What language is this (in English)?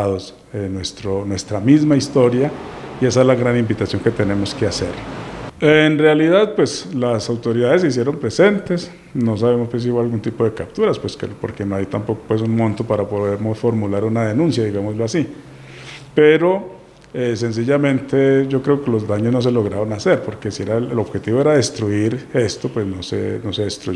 Spanish